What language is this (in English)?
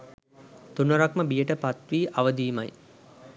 Sinhala